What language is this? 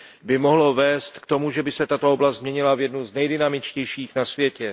Czech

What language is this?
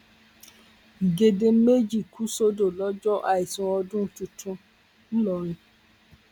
Yoruba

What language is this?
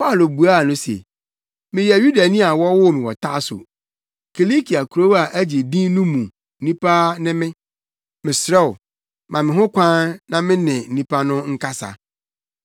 Akan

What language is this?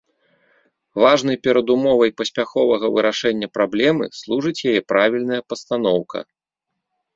Belarusian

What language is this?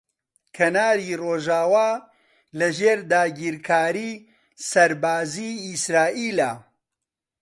Central Kurdish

